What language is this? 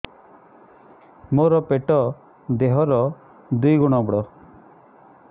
Odia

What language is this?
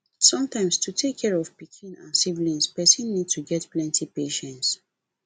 Nigerian Pidgin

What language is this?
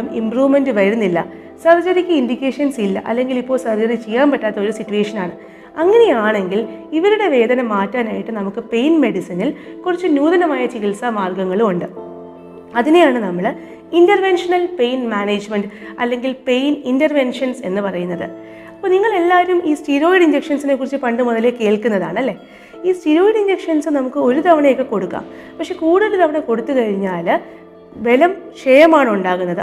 Malayalam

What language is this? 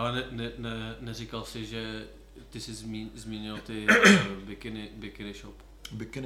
Czech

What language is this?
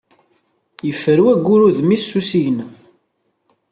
Kabyle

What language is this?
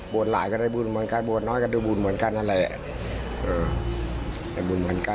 Thai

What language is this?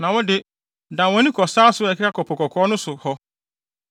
Akan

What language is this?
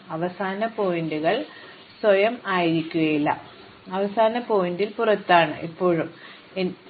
Malayalam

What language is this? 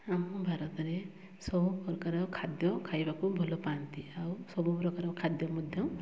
Odia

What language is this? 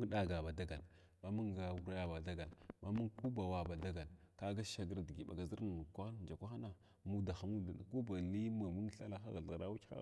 Glavda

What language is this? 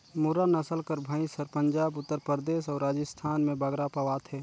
Chhattisgarhi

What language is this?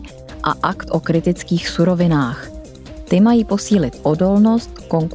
Czech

